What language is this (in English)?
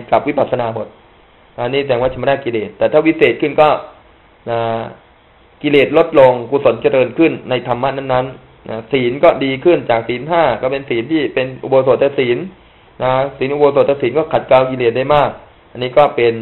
Thai